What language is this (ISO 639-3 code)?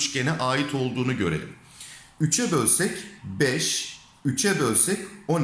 tur